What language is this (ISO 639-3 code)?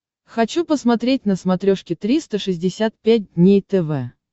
rus